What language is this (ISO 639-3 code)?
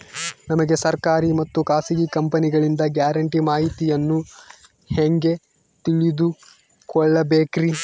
kan